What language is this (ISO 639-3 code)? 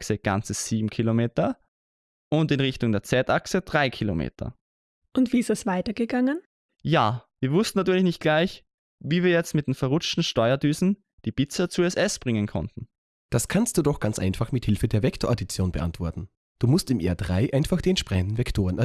deu